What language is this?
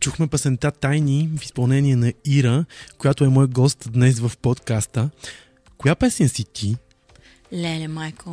Bulgarian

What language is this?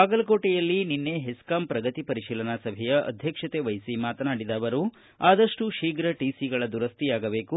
Kannada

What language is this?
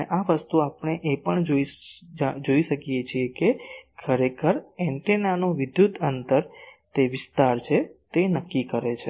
Gujarati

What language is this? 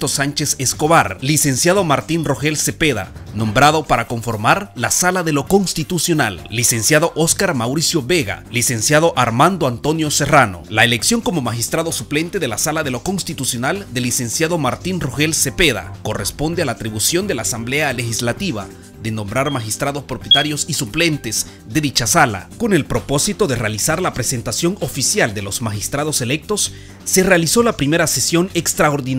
Spanish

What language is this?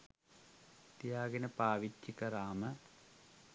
Sinhala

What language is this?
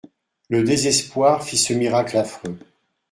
French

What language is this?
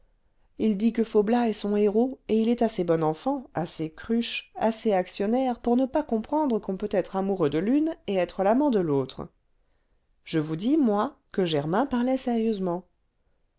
French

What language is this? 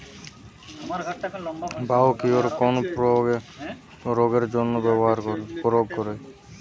Bangla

